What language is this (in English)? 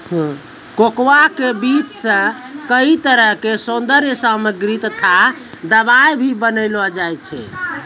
Maithili